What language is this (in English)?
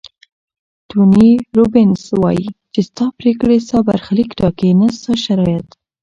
Pashto